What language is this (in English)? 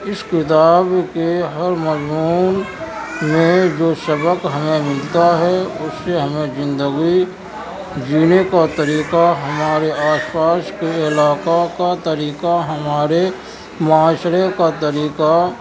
Urdu